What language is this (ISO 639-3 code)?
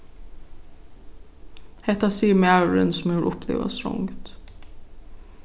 fao